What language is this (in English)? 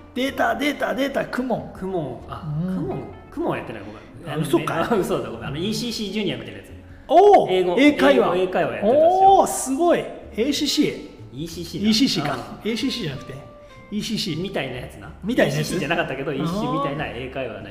Japanese